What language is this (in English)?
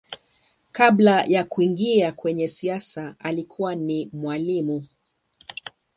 Swahili